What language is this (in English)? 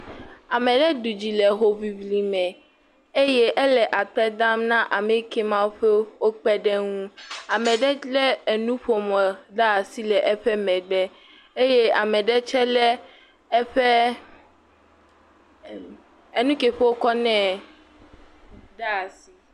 Ewe